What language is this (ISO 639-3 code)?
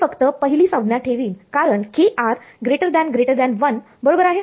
mar